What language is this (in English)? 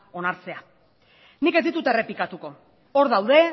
Basque